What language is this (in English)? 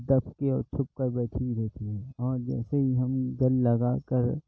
Urdu